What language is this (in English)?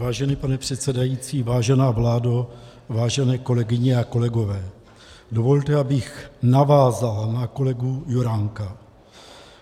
Czech